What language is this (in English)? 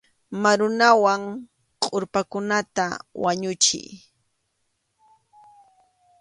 Arequipa-La Unión Quechua